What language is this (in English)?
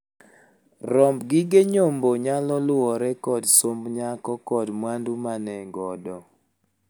Luo (Kenya and Tanzania)